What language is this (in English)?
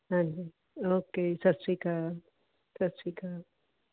Punjabi